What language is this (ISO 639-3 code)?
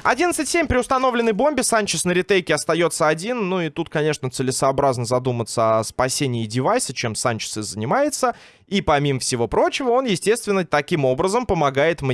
rus